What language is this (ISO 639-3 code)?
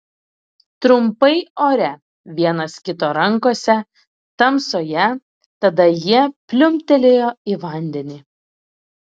lit